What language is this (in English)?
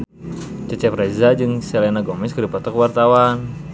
Sundanese